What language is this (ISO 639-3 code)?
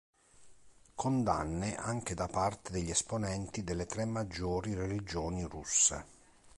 ita